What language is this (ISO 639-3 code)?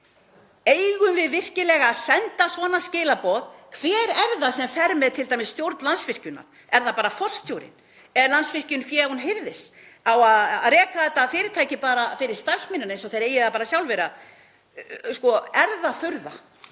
isl